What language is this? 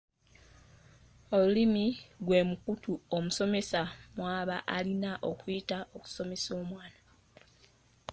Ganda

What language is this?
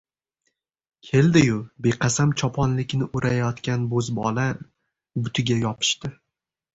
Uzbek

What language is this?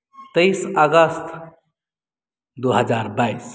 Maithili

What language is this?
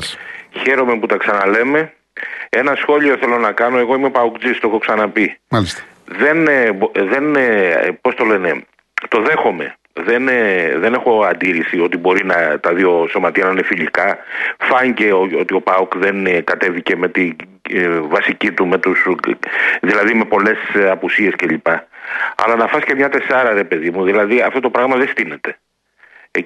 Greek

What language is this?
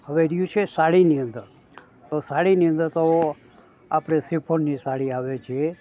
Gujarati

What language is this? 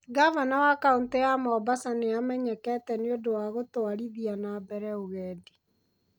Kikuyu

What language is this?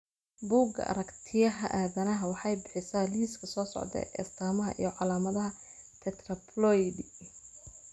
Somali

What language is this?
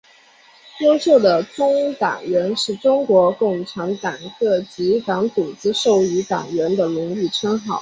Chinese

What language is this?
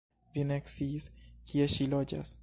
Esperanto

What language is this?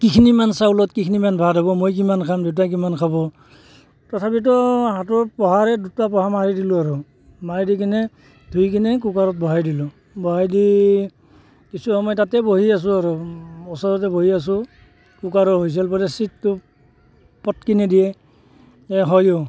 Assamese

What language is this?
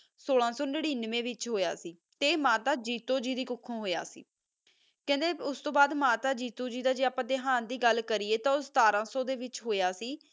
Punjabi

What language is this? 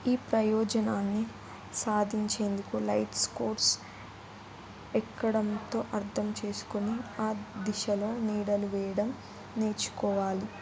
Telugu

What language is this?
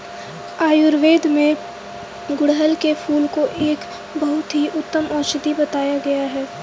Hindi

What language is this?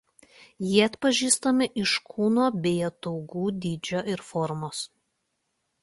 Lithuanian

